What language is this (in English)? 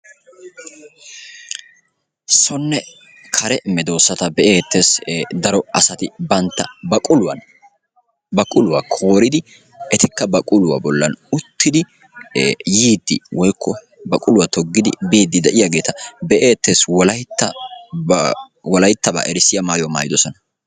Wolaytta